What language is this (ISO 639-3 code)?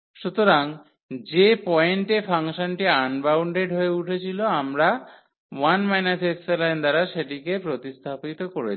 ben